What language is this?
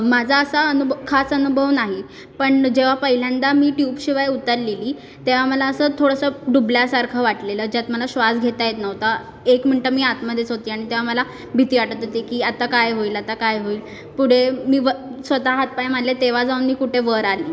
Marathi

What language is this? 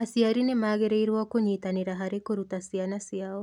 Kikuyu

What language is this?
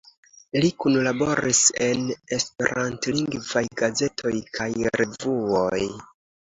Esperanto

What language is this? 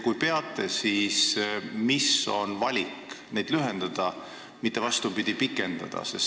Estonian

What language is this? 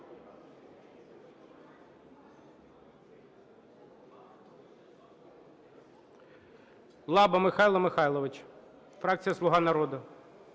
Ukrainian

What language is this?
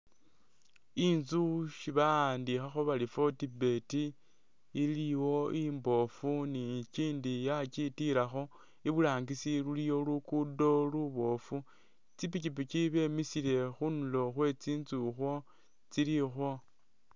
Masaaba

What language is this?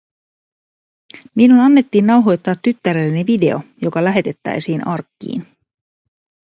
Finnish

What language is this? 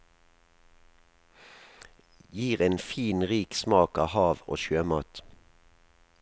Norwegian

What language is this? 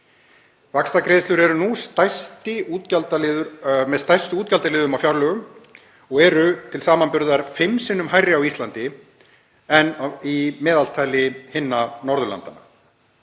Icelandic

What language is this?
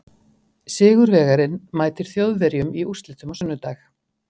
Icelandic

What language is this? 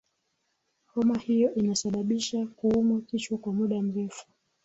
Swahili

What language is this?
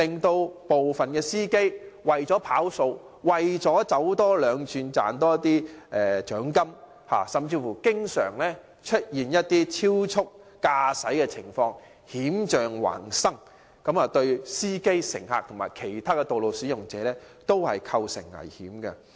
Cantonese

